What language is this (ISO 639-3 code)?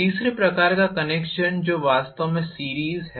hin